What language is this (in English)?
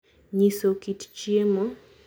Luo (Kenya and Tanzania)